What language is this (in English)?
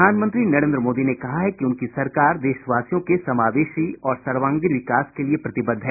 Hindi